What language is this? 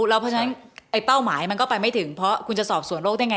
Thai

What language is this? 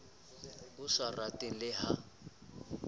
Southern Sotho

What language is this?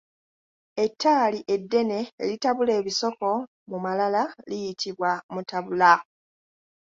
Ganda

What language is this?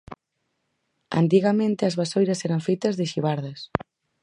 Galician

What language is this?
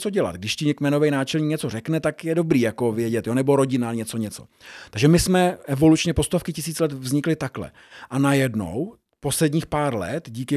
Czech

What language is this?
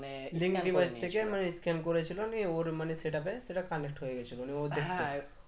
Bangla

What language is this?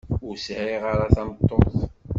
Kabyle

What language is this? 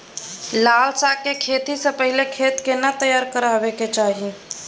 Maithili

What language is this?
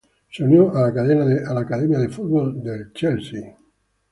Spanish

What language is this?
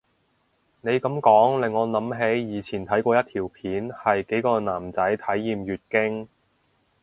Cantonese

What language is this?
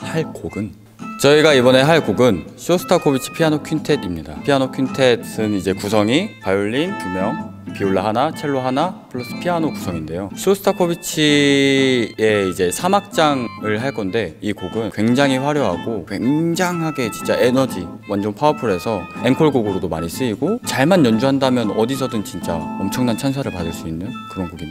Korean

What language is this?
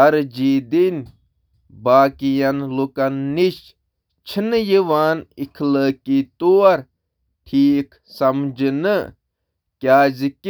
Kashmiri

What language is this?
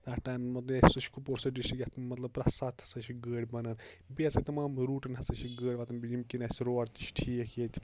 Kashmiri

